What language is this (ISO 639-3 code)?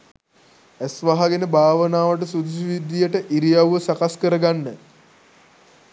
sin